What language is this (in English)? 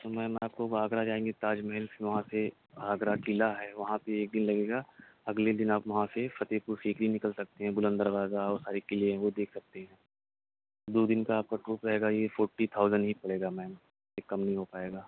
Urdu